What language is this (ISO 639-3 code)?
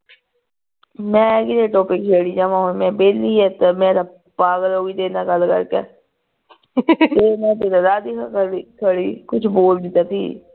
pan